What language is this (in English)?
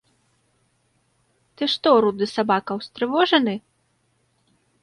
Belarusian